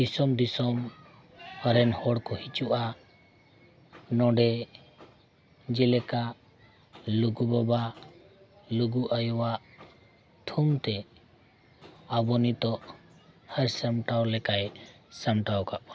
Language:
Santali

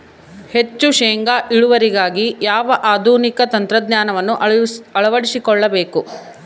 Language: Kannada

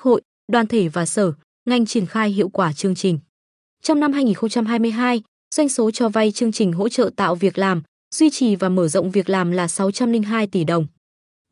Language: Vietnamese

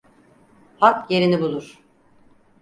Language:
Turkish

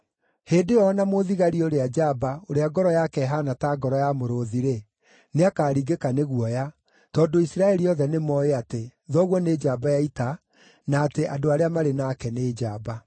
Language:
Kikuyu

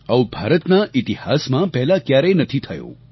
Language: Gujarati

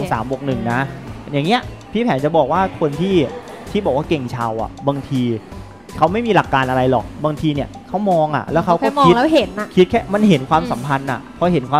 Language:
Thai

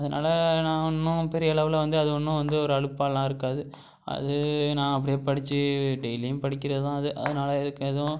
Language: Tamil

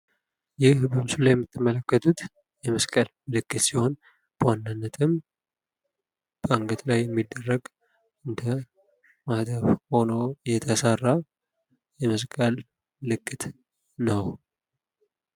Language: Amharic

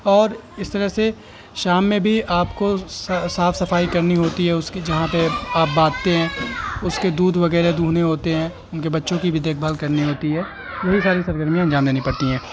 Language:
Urdu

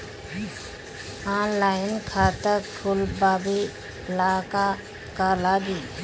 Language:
Bhojpuri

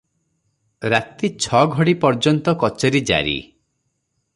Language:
Odia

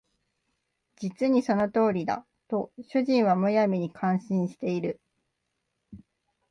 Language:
Japanese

